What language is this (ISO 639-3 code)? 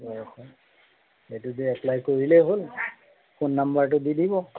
asm